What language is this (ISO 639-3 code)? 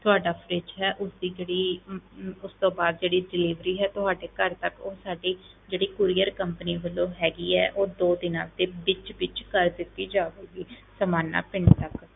pan